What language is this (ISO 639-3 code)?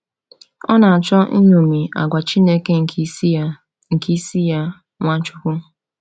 ibo